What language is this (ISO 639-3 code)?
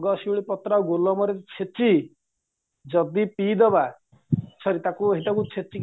ori